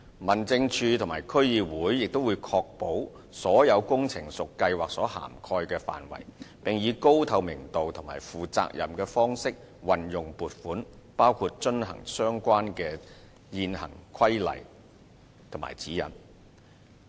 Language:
Cantonese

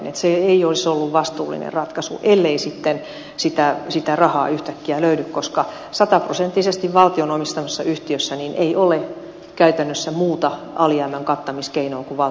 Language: Finnish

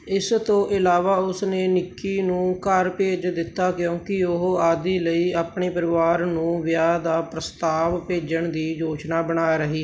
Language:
Punjabi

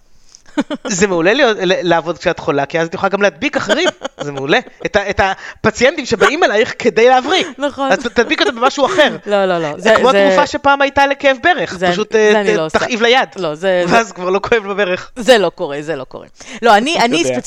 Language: Hebrew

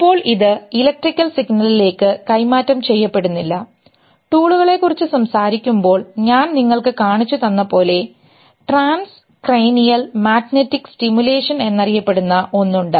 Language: Malayalam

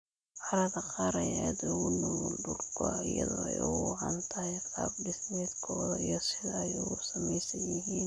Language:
Somali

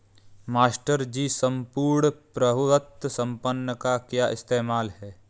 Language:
Hindi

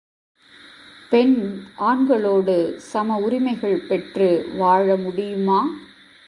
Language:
Tamil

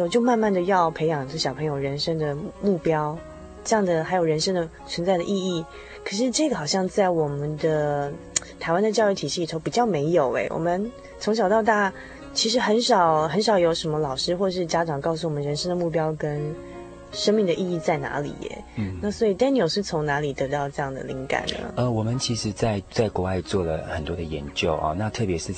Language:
Chinese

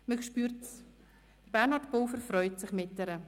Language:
Swiss German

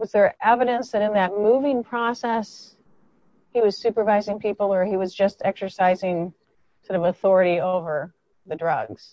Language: English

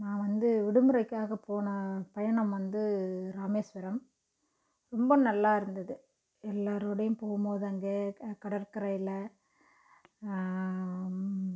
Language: Tamil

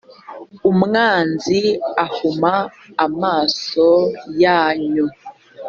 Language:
Kinyarwanda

